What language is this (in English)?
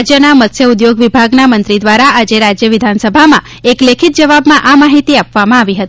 Gujarati